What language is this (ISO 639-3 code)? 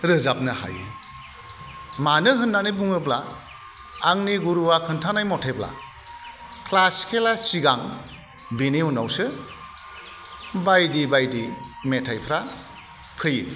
brx